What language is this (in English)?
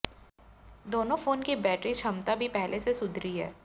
Hindi